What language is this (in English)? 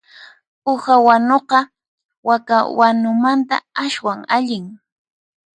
Puno Quechua